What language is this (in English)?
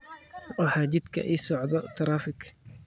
Somali